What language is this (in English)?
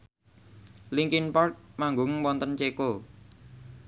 Javanese